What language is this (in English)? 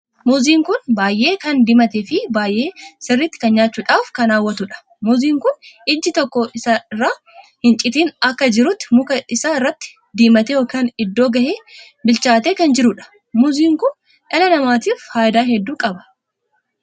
Oromo